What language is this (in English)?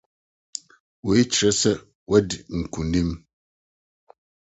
Akan